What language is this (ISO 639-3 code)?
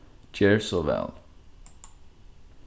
fao